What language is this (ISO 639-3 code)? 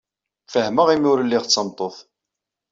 kab